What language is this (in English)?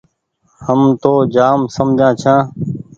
Goaria